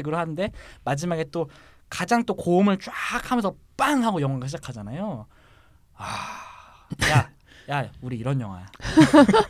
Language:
Korean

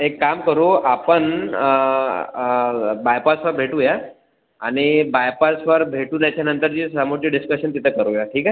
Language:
Marathi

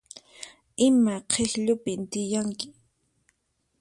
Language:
Puno Quechua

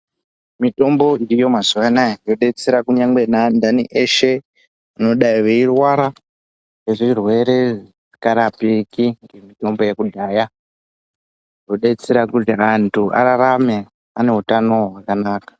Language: Ndau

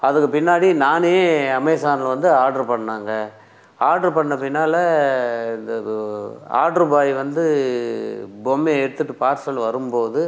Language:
Tamil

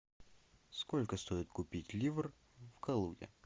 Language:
Russian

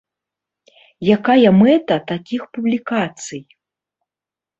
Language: Belarusian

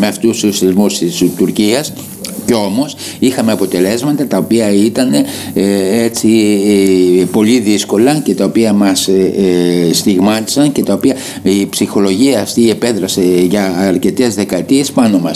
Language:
Greek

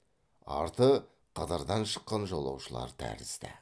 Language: Kazakh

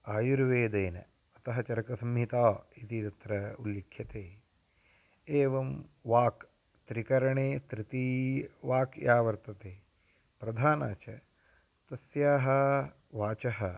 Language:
Sanskrit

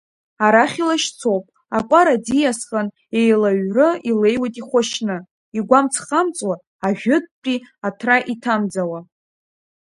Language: Abkhazian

